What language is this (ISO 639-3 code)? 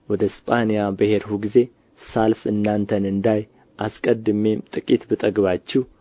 amh